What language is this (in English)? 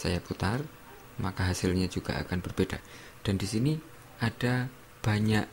Indonesian